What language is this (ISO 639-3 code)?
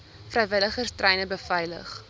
afr